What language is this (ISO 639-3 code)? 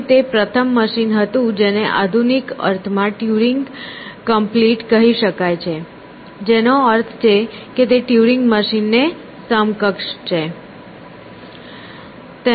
guj